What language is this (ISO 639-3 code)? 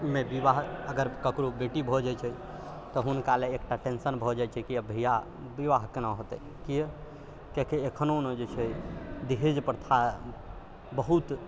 mai